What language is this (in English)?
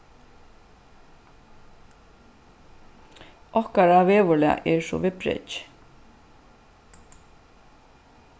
Faroese